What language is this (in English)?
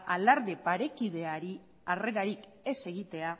Basque